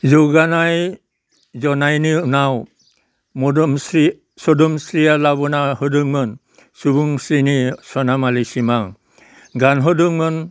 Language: Bodo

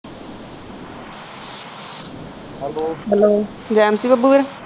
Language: Punjabi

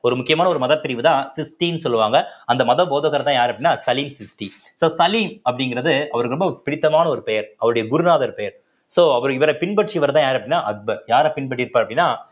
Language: Tamil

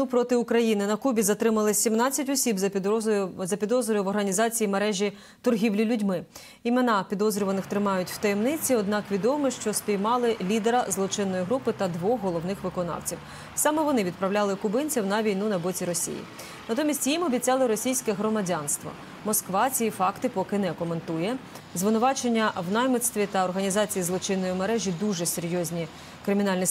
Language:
Ukrainian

